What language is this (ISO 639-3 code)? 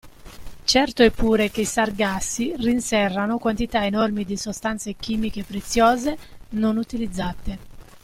ita